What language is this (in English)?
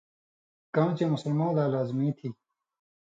Indus Kohistani